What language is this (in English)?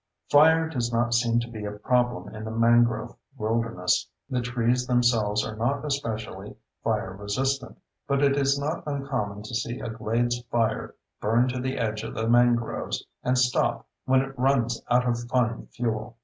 English